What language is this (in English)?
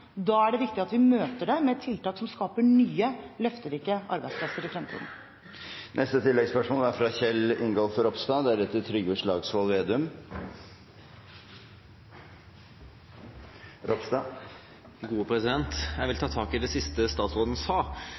Norwegian